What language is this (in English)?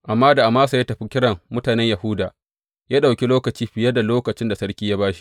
Hausa